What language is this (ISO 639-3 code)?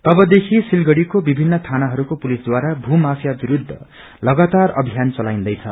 nep